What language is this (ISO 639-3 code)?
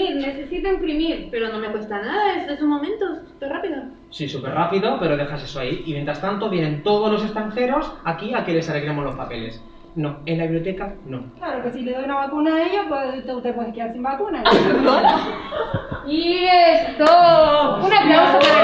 spa